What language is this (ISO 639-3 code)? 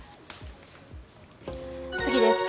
jpn